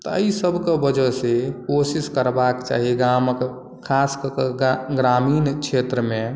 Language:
Maithili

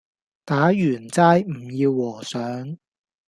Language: Cantonese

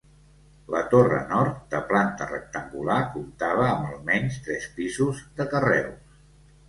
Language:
Catalan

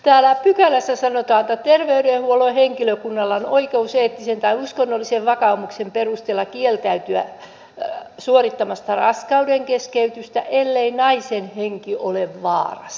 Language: Finnish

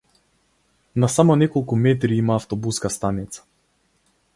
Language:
Macedonian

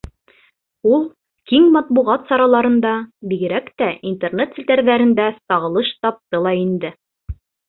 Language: Bashkir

